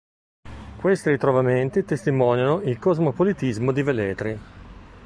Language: Italian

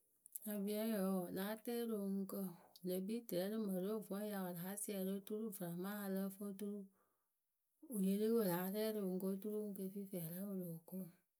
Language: Akebu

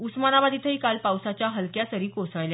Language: Marathi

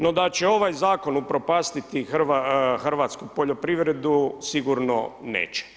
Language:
Croatian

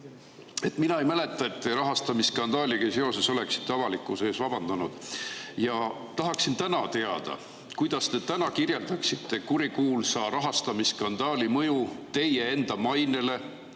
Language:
Estonian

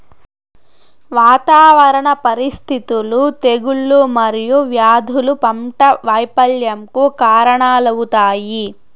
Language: Telugu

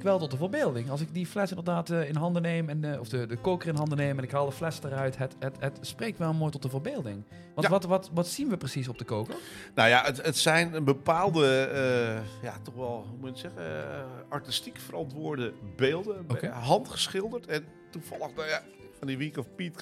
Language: Dutch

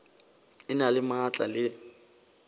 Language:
Northern Sotho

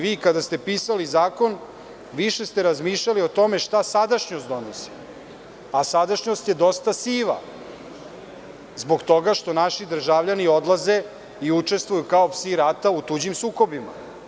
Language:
Serbian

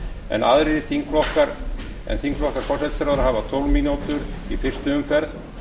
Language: Icelandic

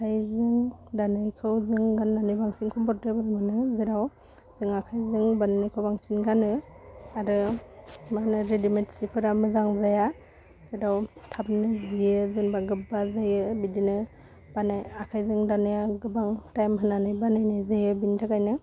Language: Bodo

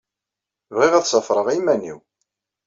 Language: Kabyle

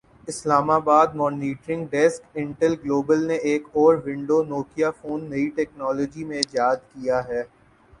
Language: Urdu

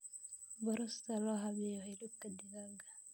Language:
Somali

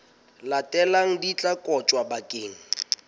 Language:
Southern Sotho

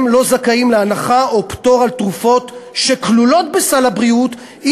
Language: Hebrew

